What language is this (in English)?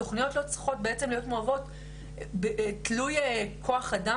Hebrew